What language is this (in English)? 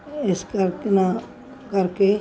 Punjabi